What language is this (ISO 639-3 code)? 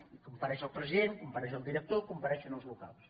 cat